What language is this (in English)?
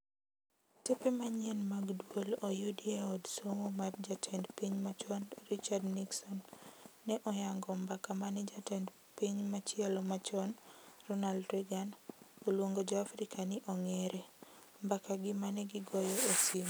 Luo (Kenya and Tanzania)